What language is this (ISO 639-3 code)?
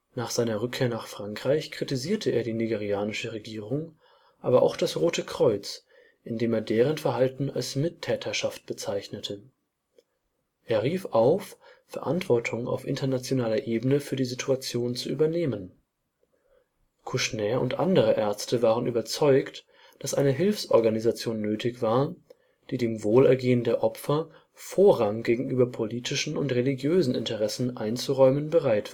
deu